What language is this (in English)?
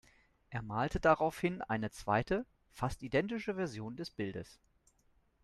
German